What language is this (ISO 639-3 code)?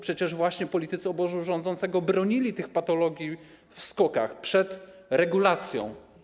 pol